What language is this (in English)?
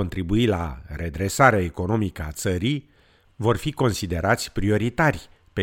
Romanian